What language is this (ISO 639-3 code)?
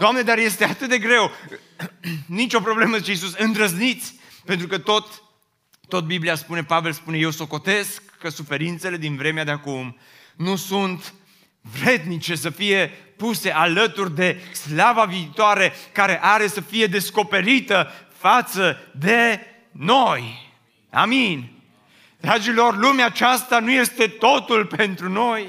ron